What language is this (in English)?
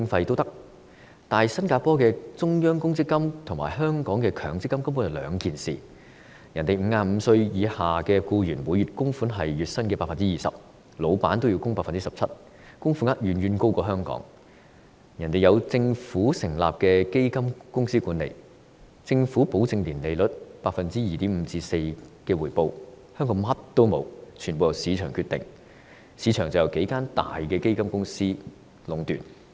Cantonese